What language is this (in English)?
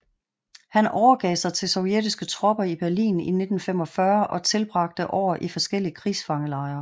Danish